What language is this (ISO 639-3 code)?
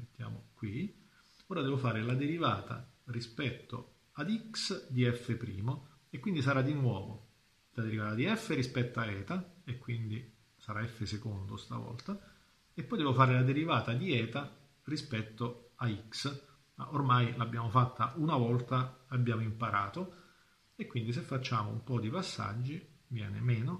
ita